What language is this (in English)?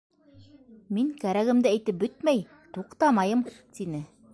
Bashkir